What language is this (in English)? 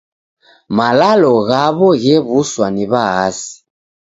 Taita